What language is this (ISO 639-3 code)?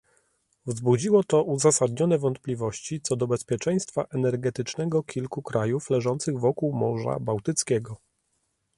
pol